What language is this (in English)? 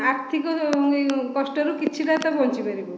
Odia